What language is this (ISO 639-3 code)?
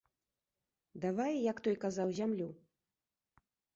bel